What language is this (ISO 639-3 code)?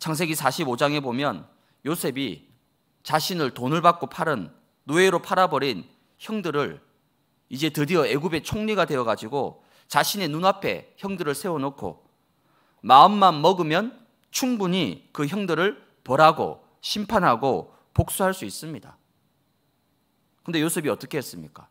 kor